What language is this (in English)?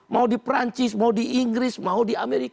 Indonesian